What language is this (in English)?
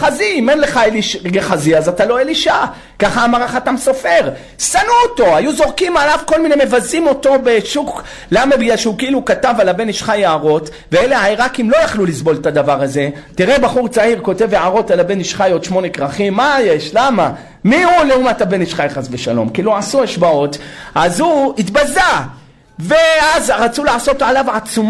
Hebrew